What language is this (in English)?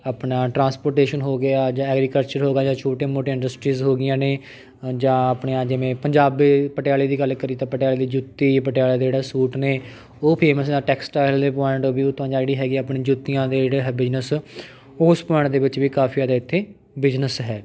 Punjabi